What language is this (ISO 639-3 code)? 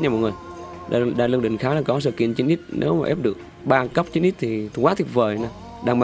vie